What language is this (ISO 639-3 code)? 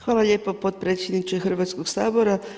hrv